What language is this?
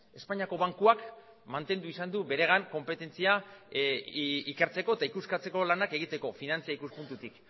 Basque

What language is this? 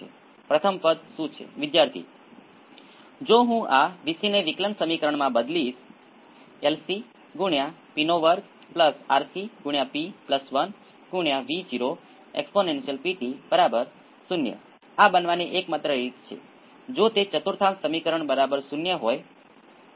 Gujarati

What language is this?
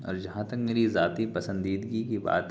Urdu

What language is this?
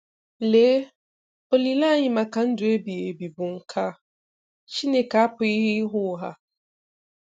Igbo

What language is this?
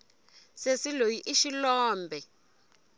Tsonga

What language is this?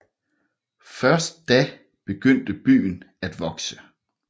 Danish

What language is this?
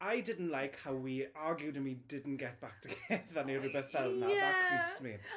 Welsh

